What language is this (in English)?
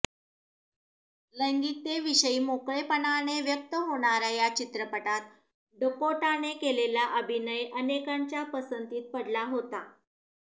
Marathi